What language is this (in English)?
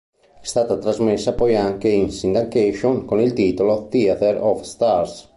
Italian